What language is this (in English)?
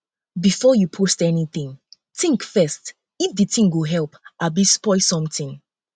Nigerian Pidgin